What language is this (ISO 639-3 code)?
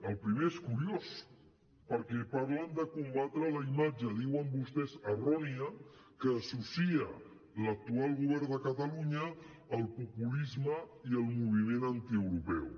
cat